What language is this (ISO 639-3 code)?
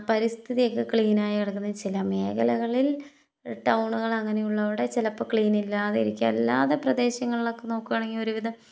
mal